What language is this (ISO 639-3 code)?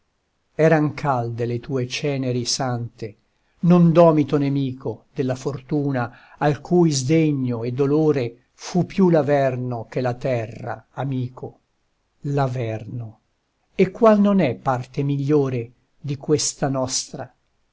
ita